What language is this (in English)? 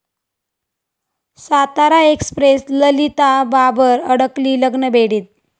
Marathi